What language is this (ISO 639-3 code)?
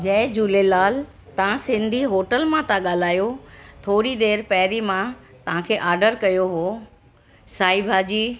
snd